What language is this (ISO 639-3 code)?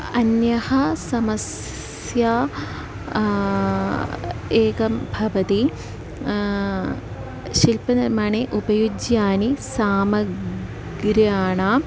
san